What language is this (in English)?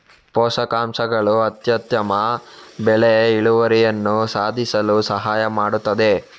Kannada